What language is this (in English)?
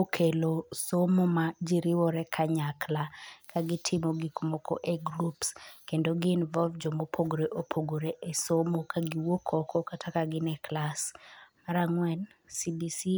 Luo (Kenya and Tanzania)